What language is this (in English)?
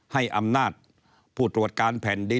Thai